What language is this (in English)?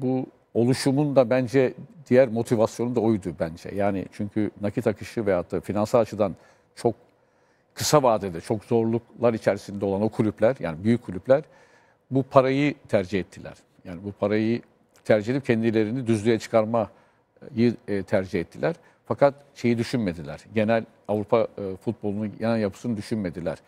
Turkish